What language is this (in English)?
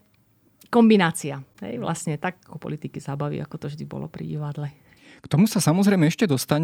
Slovak